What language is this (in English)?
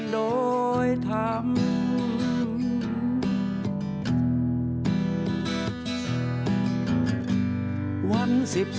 Thai